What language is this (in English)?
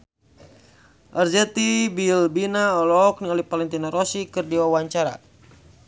Sundanese